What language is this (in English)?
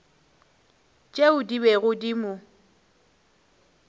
Northern Sotho